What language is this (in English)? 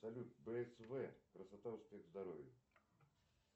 Russian